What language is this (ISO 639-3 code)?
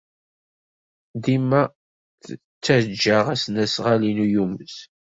kab